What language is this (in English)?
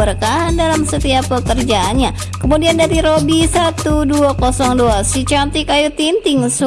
Indonesian